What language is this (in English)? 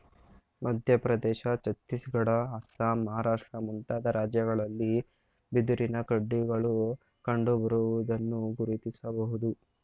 Kannada